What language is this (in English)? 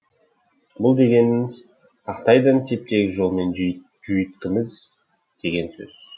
Kazakh